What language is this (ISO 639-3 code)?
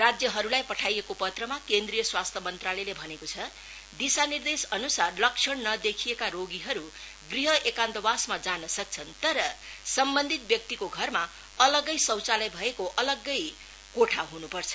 nep